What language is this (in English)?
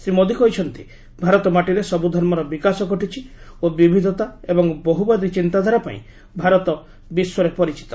Odia